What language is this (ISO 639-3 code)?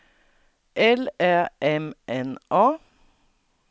swe